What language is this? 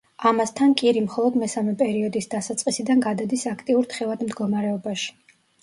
Georgian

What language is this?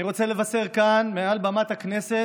Hebrew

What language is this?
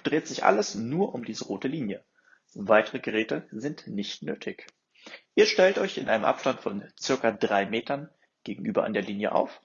German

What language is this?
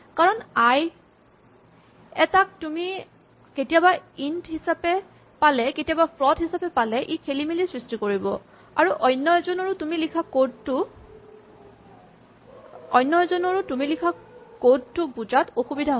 Assamese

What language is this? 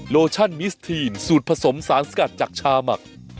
Thai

